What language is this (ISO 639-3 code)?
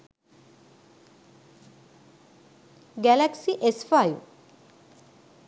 sin